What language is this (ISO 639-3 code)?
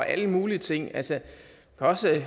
dan